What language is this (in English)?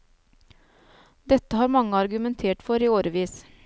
Norwegian